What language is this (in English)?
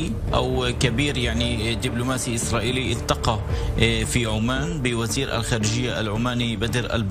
Arabic